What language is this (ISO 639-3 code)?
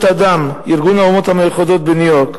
heb